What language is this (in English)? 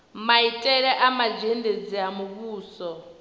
Venda